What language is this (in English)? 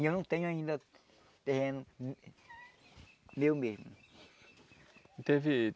Portuguese